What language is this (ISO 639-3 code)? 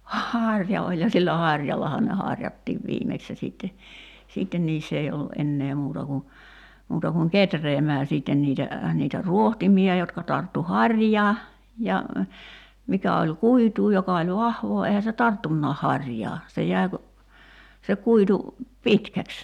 fin